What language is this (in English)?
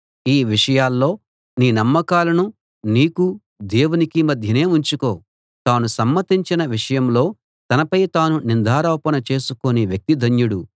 Telugu